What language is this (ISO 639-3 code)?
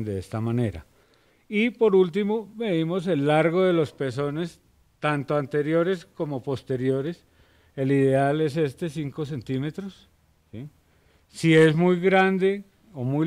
spa